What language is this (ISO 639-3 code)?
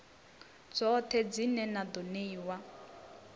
ven